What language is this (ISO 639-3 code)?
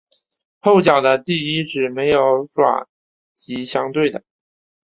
zho